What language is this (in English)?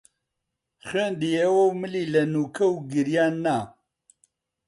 Central Kurdish